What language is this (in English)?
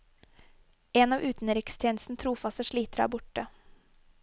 Norwegian